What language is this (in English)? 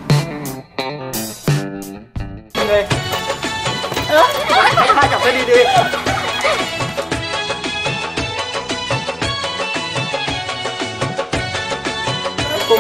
Thai